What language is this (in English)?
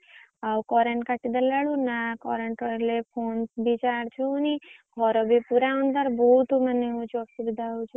Odia